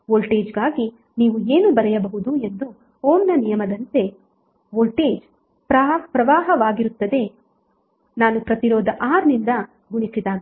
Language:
Kannada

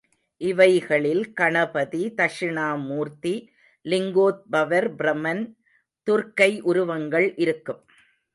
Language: Tamil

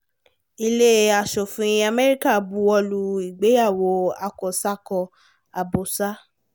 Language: Yoruba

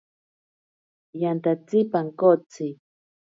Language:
Ashéninka Perené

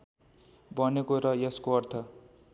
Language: Nepali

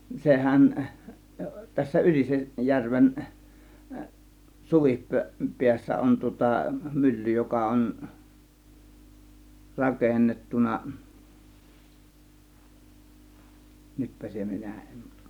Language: Finnish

